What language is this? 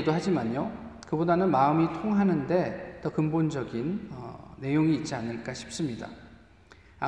Korean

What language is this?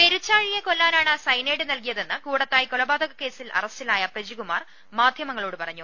Malayalam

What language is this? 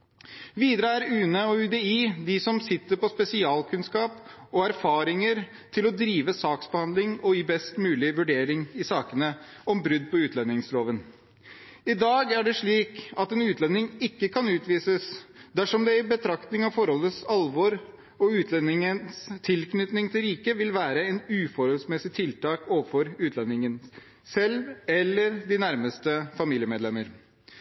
Norwegian Bokmål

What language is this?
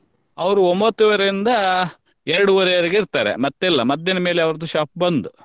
Kannada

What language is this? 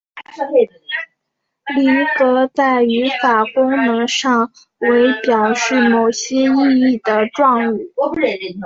Chinese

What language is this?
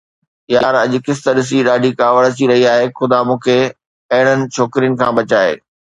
Sindhi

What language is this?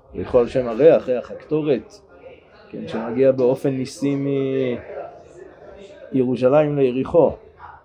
Hebrew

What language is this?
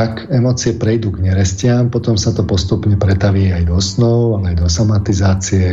Slovak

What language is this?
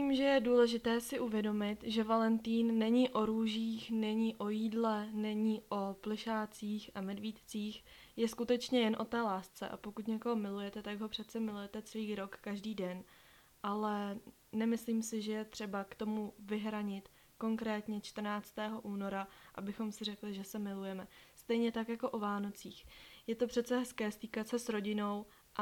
Czech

